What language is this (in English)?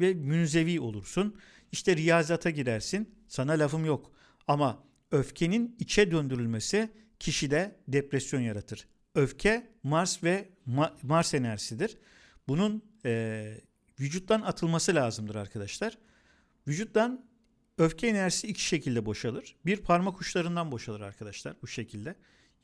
Turkish